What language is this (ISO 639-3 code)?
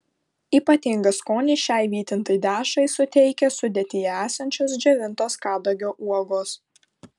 lit